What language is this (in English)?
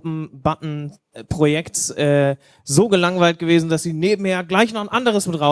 German